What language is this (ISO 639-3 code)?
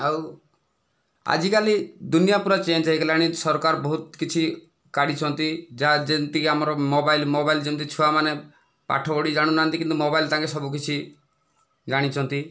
ori